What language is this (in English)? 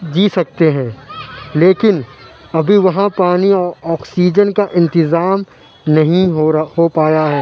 Urdu